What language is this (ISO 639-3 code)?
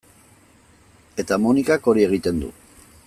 eus